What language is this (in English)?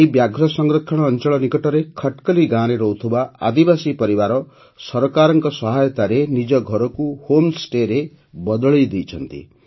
Odia